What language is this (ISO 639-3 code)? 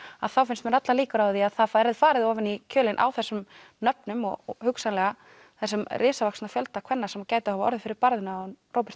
isl